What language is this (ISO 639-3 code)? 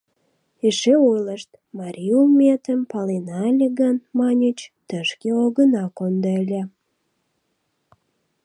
chm